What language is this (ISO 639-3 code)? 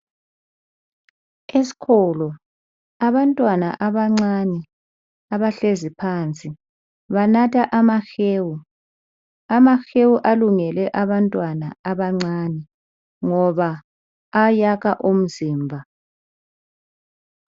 nde